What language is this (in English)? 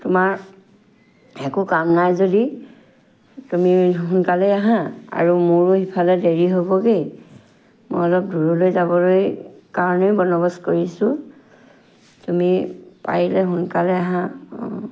Assamese